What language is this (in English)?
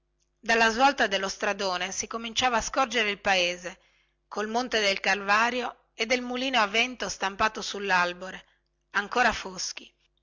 Italian